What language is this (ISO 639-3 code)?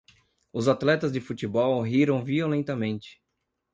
por